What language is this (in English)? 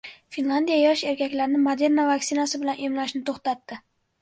Uzbek